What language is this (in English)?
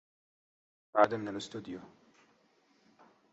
Arabic